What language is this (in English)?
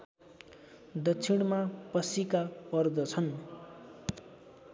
Nepali